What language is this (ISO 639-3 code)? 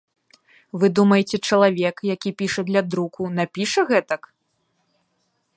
bel